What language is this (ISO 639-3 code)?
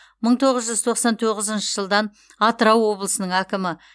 kaz